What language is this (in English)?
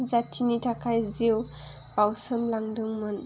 Bodo